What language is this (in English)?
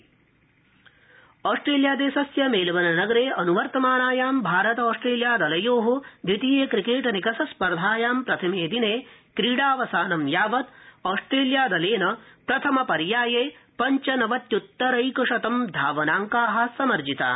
Sanskrit